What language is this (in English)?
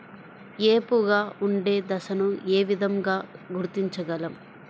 Telugu